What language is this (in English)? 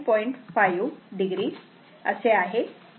Marathi